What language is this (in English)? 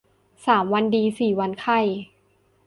Thai